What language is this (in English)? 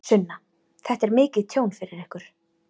Icelandic